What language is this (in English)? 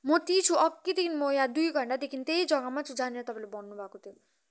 Nepali